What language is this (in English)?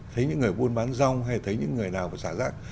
Vietnamese